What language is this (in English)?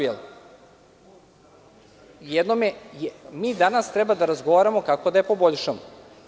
Serbian